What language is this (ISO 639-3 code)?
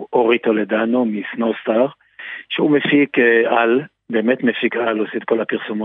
heb